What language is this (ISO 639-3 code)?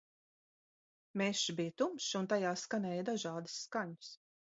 lav